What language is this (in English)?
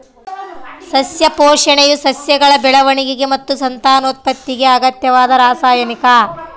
Kannada